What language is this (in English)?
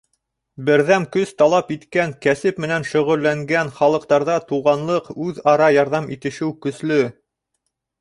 Bashkir